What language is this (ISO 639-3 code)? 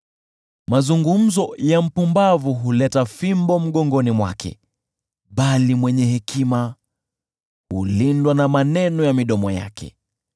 swa